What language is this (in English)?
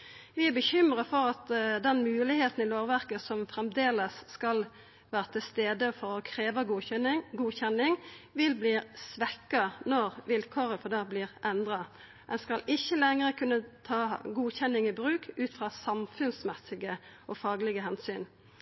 Norwegian Nynorsk